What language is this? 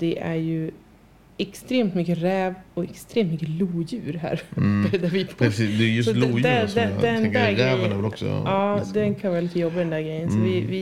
Swedish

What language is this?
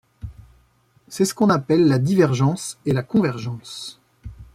French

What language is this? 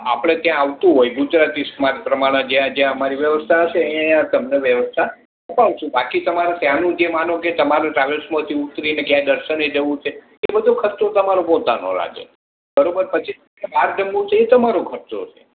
Gujarati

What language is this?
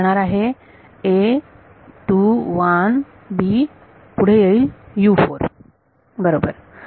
Marathi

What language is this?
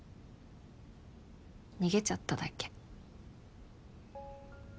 Japanese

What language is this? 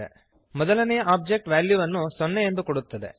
Kannada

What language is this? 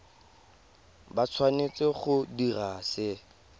Tswana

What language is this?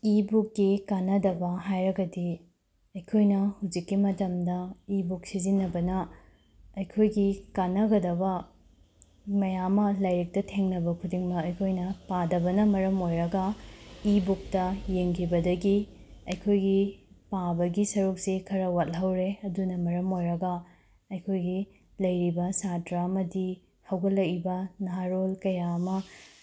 Manipuri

